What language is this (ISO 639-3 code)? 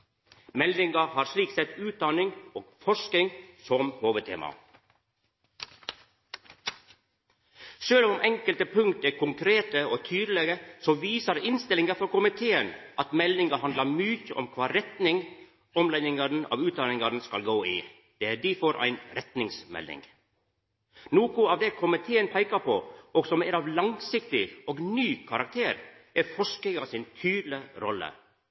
nno